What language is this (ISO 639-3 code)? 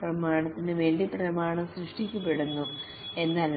mal